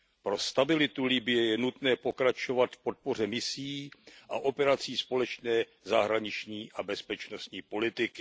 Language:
Czech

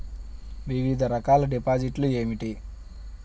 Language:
Telugu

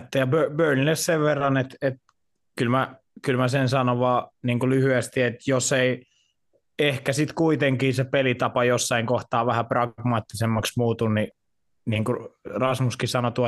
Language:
Finnish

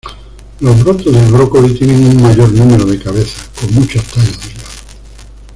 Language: Spanish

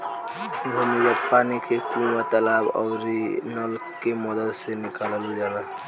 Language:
Bhojpuri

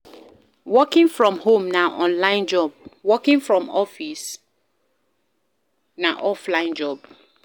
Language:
Nigerian Pidgin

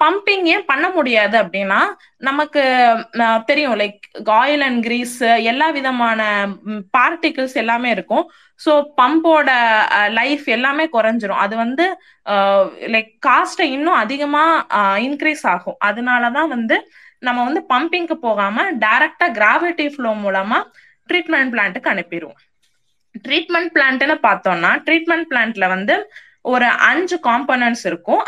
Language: Tamil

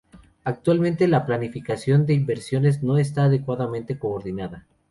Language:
Spanish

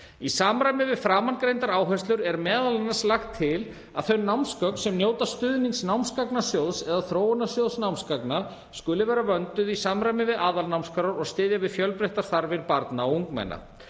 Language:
Icelandic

